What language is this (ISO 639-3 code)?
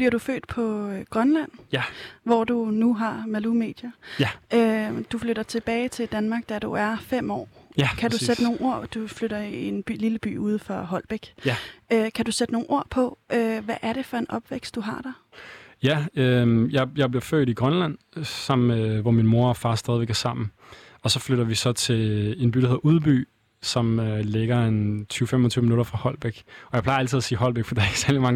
dan